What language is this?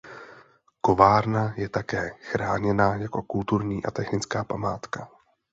Czech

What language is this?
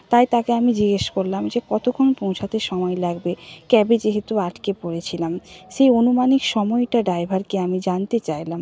Bangla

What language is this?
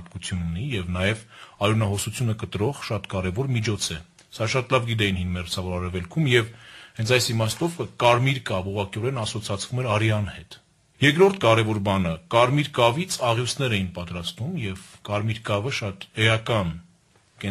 Hungarian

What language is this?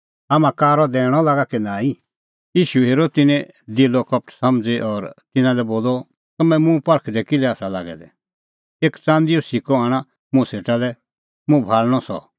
Kullu Pahari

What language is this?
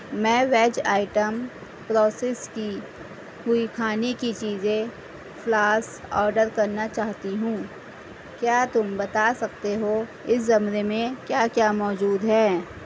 Urdu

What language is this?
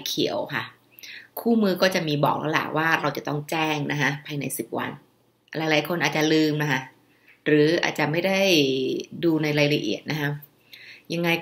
Thai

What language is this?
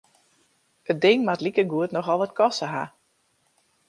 Western Frisian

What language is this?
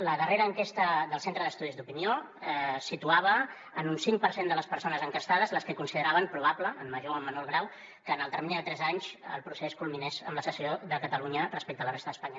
Catalan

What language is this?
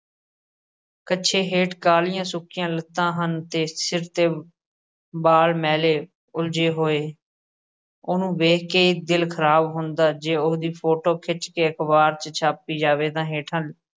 Punjabi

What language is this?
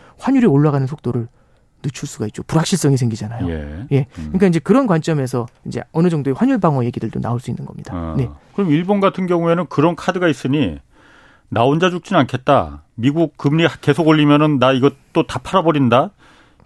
Korean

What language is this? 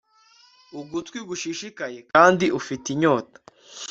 Kinyarwanda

